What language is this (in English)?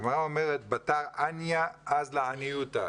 Hebrew